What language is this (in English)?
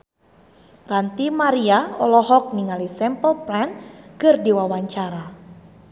Sundanese